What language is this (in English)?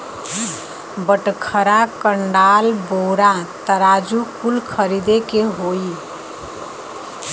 Bhojpuri